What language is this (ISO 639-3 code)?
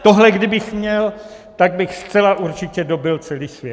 ces